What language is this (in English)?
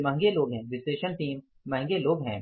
Hindi